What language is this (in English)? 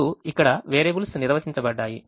Telugu